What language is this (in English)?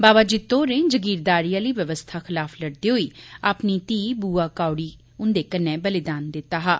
Dogri